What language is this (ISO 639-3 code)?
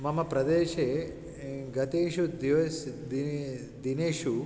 san